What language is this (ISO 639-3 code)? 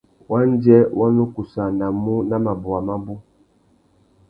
bag